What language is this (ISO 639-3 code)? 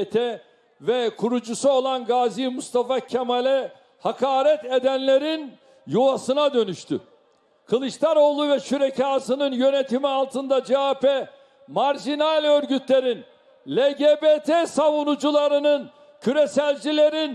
tur